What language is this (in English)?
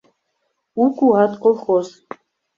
Mari